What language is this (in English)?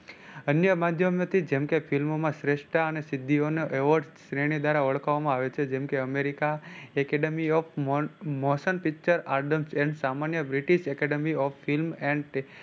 Gujarati